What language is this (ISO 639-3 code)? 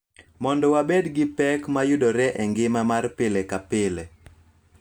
luo